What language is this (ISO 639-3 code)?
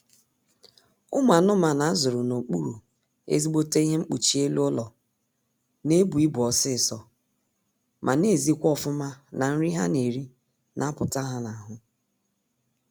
ibo